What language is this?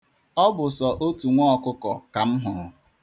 Igbo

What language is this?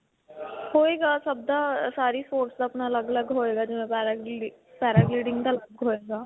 Punjabi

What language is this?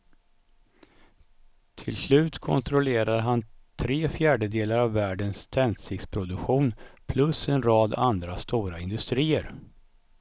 Swedish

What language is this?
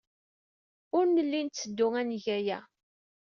Kabyle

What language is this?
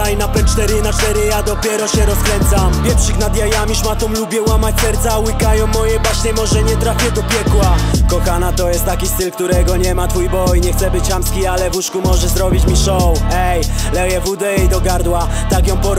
Polish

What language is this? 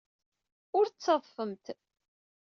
Kabyle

